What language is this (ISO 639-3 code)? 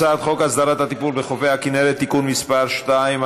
heb